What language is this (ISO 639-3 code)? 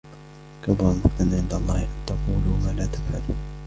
ara